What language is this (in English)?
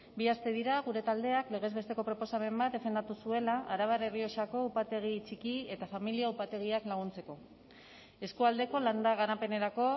Basque